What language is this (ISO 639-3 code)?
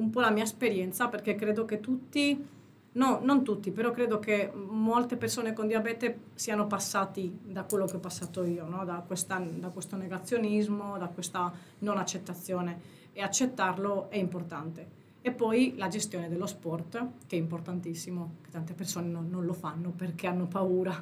ita